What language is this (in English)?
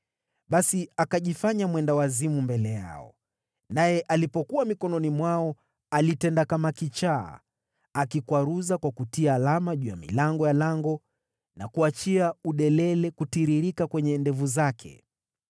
Swahili